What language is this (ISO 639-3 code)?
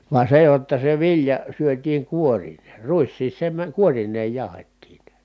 fin